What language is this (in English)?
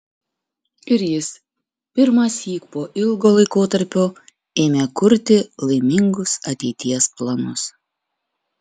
Lithuanian